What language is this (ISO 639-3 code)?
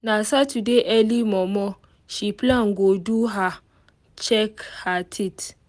pcm